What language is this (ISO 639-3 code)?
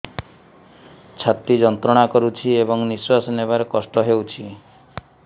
ori